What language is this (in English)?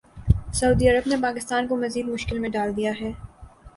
Urdu